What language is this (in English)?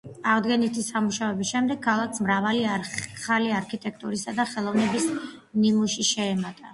Georgian